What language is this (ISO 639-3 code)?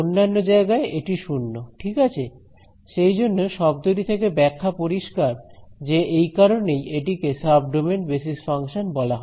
ben